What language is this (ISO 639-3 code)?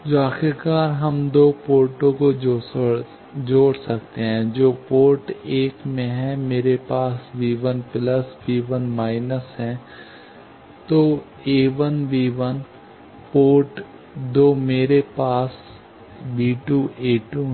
hin